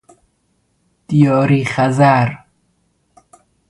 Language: Persian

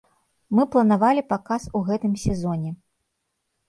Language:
Belarusian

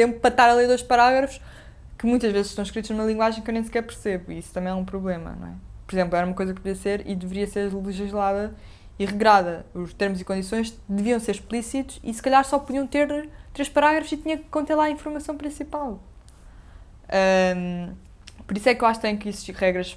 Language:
Portuguese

